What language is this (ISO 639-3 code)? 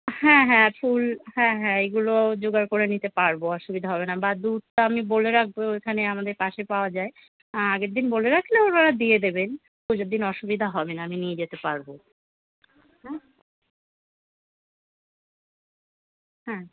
ben